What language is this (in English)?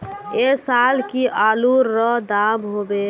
Magahi